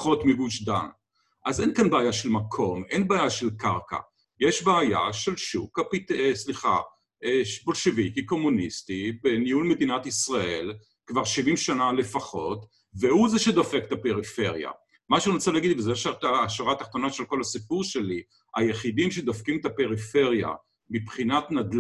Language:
Hebrew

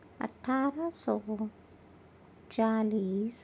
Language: Urdu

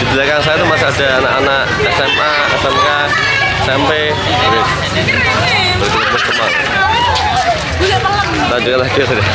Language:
Indonesian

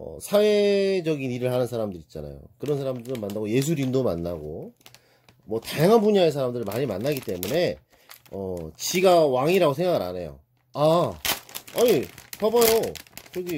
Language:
Korean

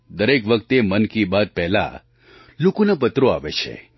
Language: Gujarati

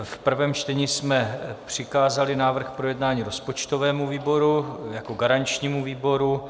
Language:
Czech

